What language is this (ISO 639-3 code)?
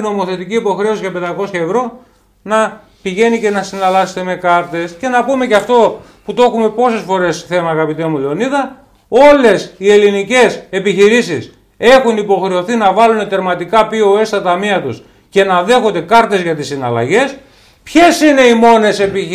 ell